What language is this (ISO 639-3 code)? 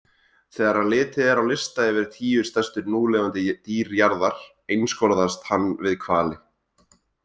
isl